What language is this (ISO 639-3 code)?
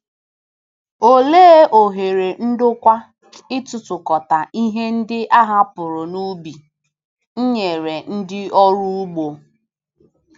ibo